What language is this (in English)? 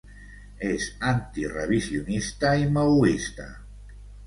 Catalan